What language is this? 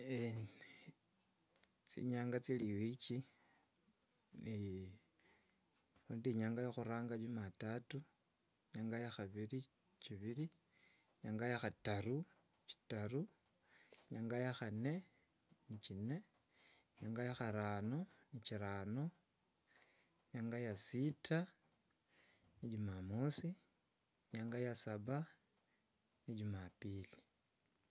Wanga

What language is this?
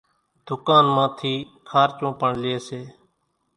Kachi Koli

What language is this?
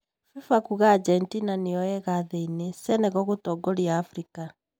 Kikuyu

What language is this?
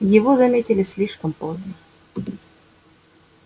Russian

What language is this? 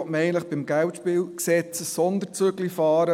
Swiss German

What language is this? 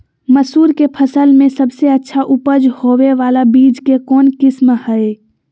Magahi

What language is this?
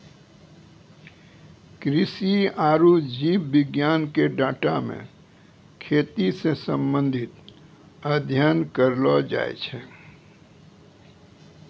Maithili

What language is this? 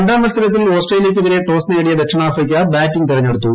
Malayalam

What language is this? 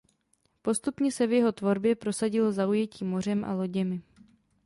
Czech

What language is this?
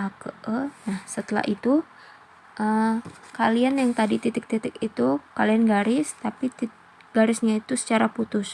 Indonesian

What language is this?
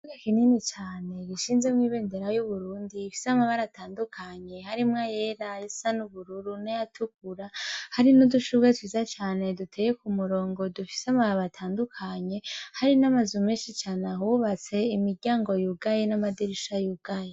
Rundi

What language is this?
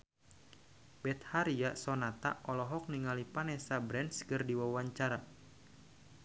Sundanese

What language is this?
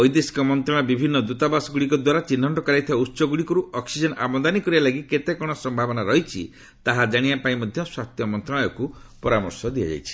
Odia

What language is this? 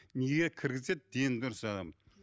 Kazakh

